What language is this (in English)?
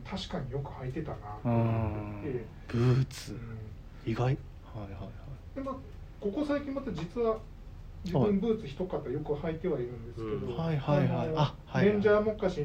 Japanese